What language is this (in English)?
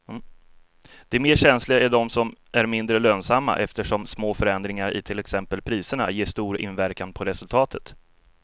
Swedish